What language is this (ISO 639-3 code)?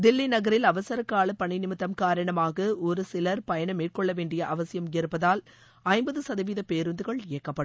tam